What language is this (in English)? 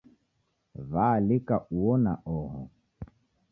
Taita